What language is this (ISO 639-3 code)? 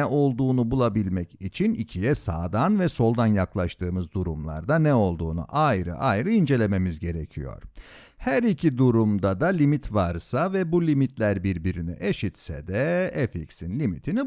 tur